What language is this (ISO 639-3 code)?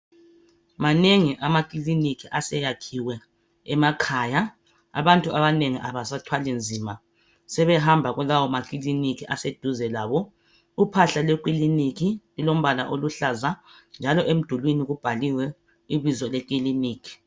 nde